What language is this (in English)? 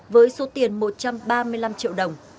Vietnamese